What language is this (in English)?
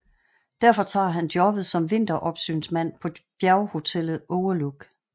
Danish